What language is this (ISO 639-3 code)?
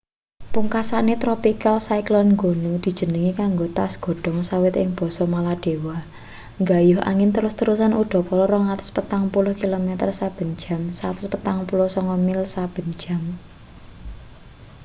jav